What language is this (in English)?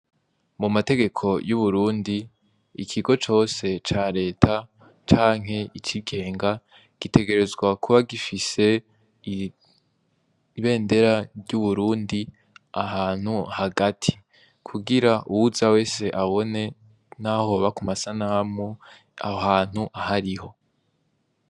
Rundi